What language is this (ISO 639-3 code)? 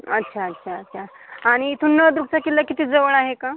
mar